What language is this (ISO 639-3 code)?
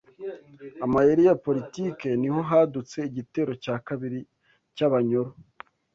kin